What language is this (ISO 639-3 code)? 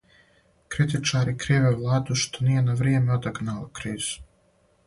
srp